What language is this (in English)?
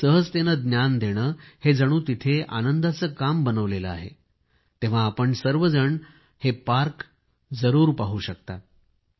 Marathi